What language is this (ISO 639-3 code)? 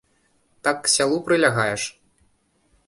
bel